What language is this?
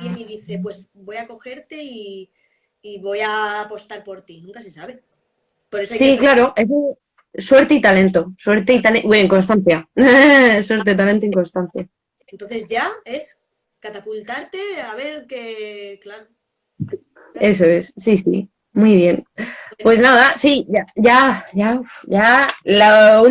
Spanish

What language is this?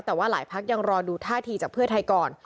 Thai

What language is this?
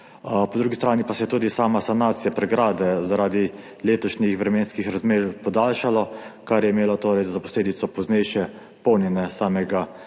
Slovenian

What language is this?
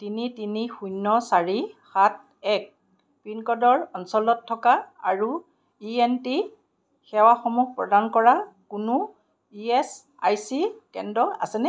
Assamese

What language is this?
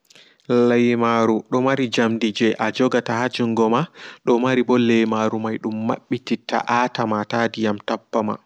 Fula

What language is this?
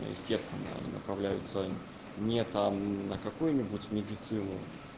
Russian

